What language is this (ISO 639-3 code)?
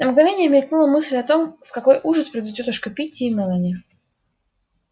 rus